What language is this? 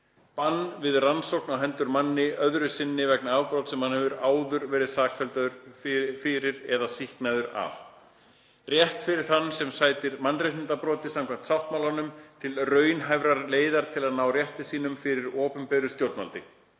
Icelandic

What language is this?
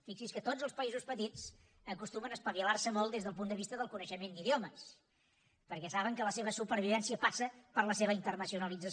Catalan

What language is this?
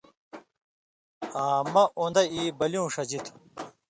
Indus Kohistani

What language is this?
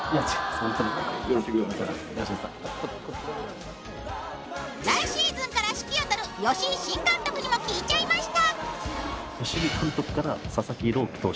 Japanese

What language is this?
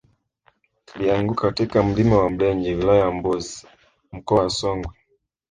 Swahili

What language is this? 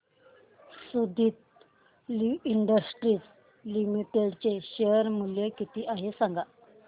Marathi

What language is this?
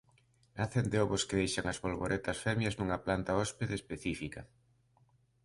Galician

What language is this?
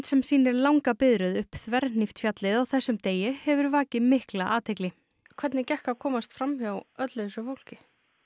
Icelandic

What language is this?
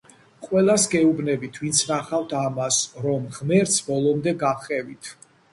Georgian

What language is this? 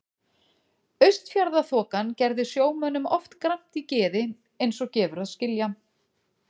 Icelandic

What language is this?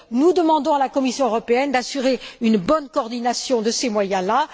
French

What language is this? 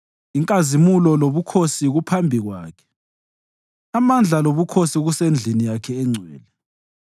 North Ndebele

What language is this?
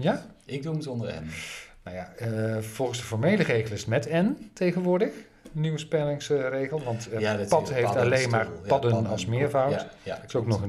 Dutch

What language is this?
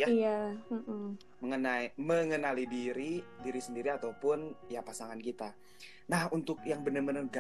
Indonesian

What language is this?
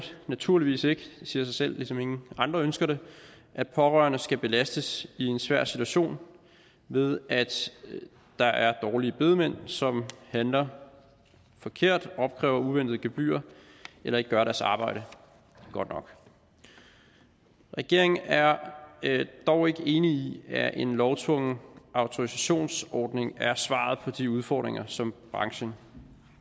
Danish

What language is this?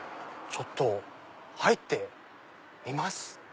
Japanese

